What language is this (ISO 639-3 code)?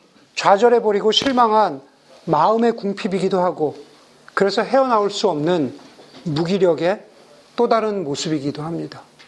kor